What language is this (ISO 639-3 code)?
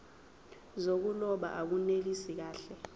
zul